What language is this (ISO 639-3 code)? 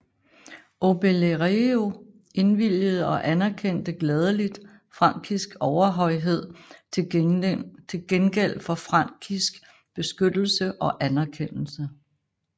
dan